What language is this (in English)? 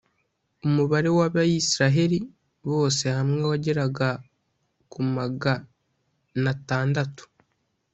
Kinyarwanda